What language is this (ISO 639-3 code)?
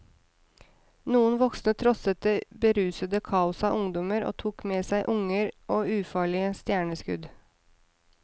nor